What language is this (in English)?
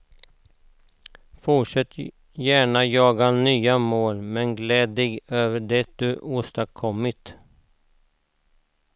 Swedish